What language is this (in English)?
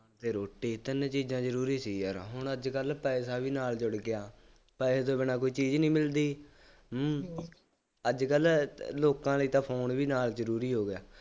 Punjabi